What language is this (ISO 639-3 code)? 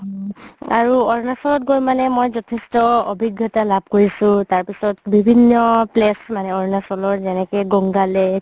asm